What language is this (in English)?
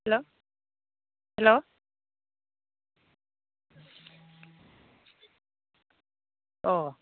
Bodo